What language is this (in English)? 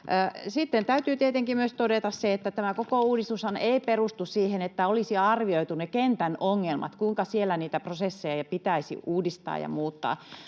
Finnish